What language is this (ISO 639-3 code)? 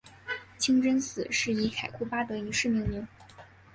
zho